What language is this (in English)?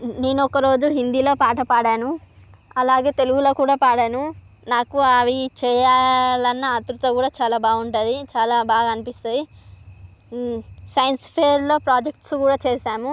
Telugu